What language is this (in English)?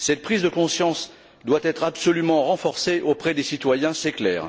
French